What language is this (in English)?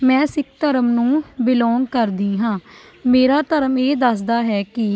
Punjabi